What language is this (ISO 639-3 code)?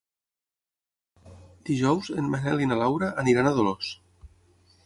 cat